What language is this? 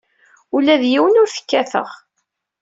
Kabyle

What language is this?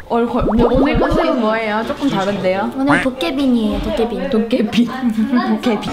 Korean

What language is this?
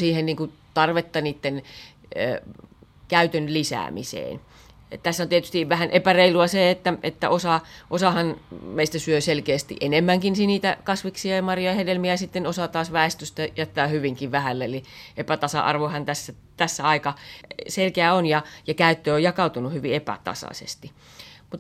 Finnish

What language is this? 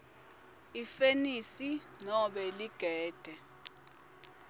Swati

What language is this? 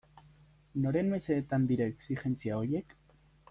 Basque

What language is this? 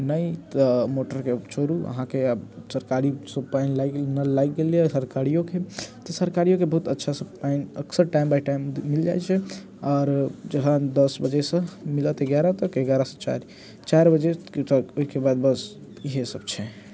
Maithili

